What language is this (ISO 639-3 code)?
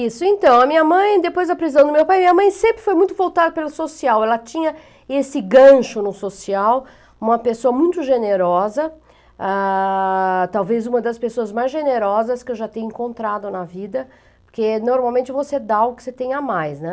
por